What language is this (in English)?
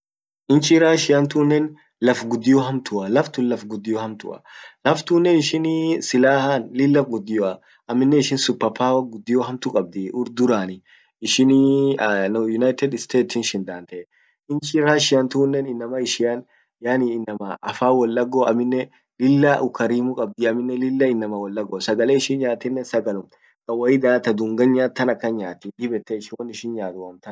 Orma